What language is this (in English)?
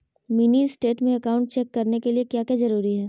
Magahi